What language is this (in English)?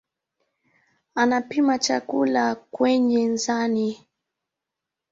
Swahili